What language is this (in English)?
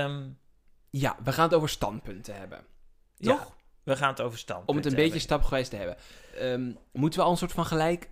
Dutch